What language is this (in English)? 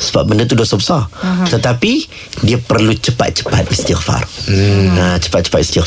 Malay